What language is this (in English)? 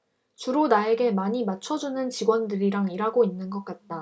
Korean